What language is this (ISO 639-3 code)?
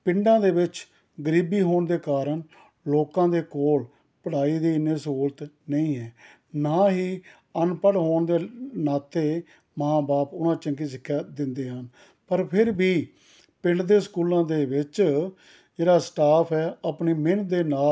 pan